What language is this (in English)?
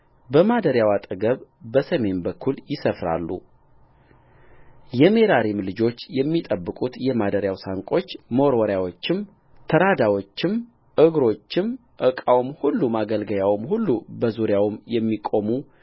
Amharic